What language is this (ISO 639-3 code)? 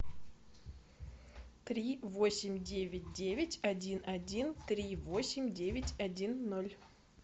rus